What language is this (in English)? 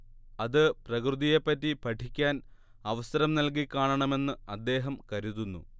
Malayalam